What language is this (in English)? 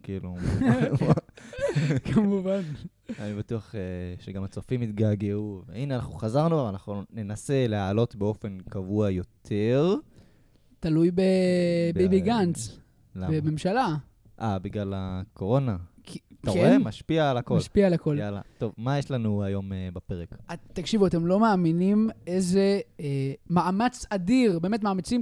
Hebrew